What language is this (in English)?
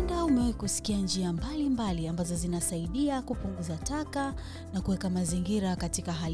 Swahili